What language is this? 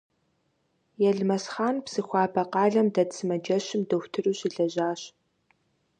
Kabardian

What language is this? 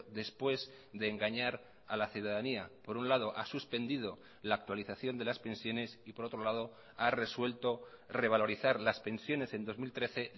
Spanish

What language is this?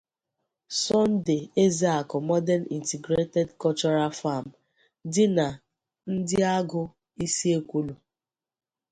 Igbo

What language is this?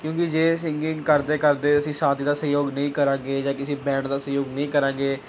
Punjabi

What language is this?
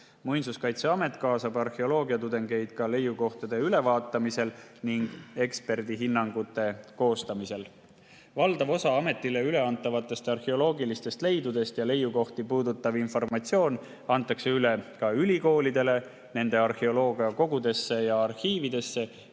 Estonian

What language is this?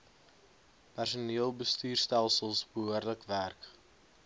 Afrikaans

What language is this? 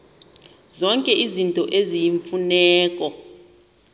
Xhosa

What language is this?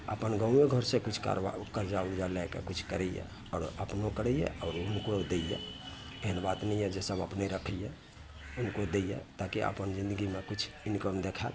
Maithili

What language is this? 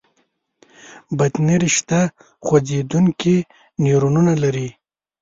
Pashto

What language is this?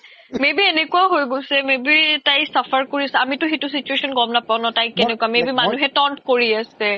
Assamese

